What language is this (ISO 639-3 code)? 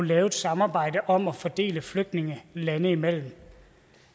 dan